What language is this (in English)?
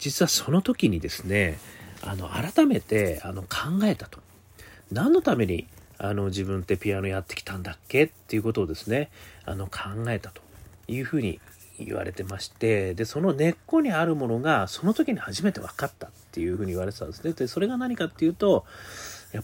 Japanese